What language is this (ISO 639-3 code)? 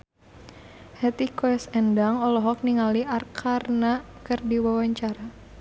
sun